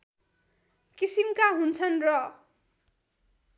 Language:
Nepali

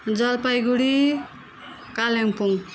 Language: Nepali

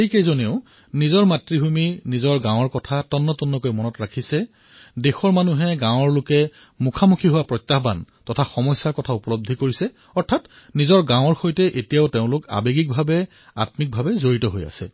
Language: Assamese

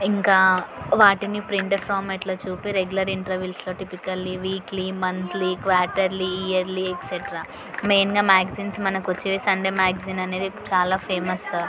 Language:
Telugu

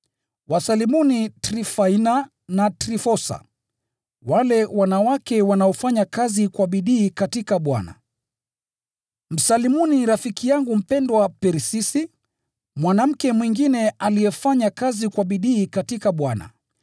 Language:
Swahili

